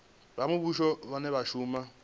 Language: Venda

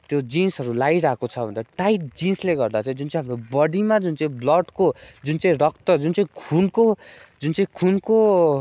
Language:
Nepali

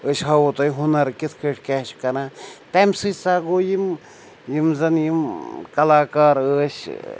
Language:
Kashmiri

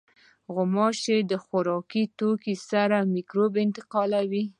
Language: Pashto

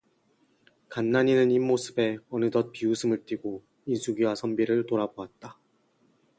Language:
Korean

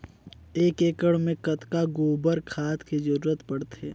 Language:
Chhattisgarhi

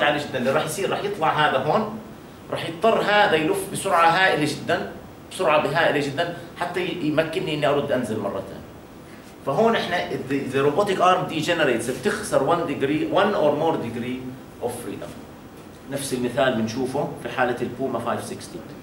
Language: Arabic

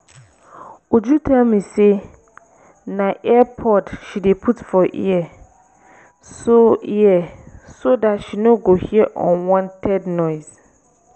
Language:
Nigerian Pidgin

